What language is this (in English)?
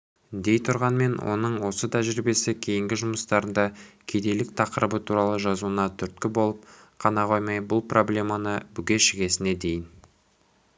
Kazakh